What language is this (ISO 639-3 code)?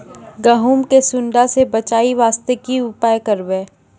mai